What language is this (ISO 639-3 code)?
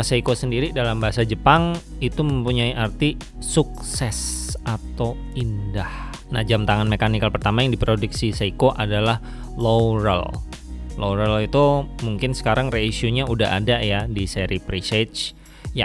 ind